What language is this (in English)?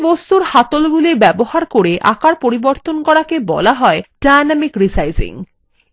Bangla